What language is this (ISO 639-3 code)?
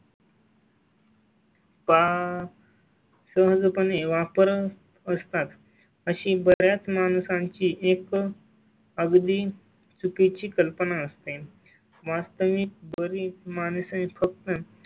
mar